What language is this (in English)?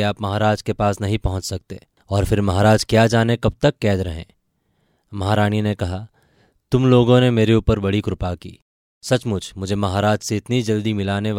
Hindi